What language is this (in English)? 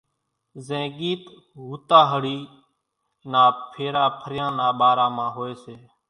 Kachi Koli